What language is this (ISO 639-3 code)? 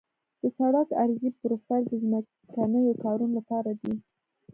pus